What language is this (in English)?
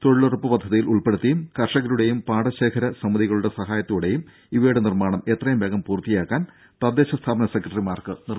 Malayalam